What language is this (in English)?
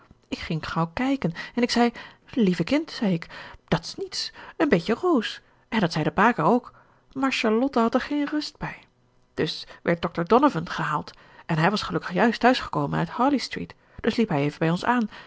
Dutch